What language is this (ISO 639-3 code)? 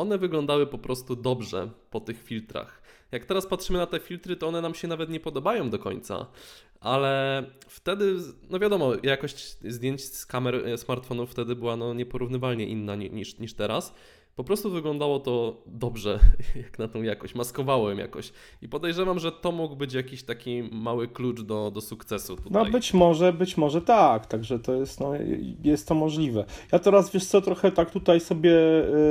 pol